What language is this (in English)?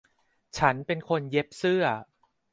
Thai